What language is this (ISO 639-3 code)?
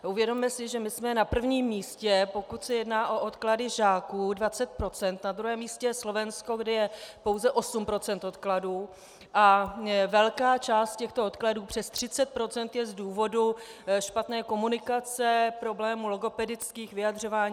ces